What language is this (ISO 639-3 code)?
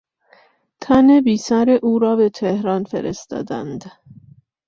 fas